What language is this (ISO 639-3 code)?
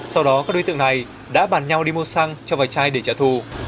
vie